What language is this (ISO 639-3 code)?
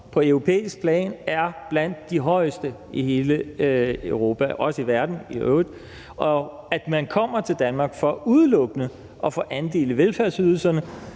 dan